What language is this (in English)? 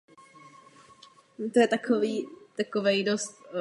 Czech